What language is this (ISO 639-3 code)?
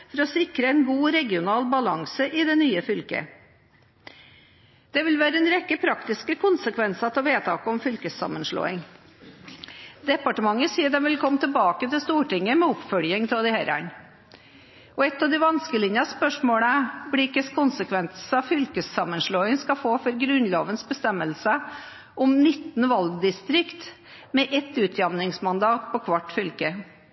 nob